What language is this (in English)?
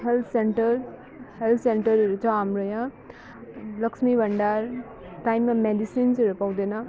Nepali